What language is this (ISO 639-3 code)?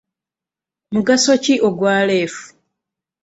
lug